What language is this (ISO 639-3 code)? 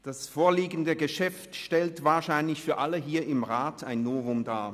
gsw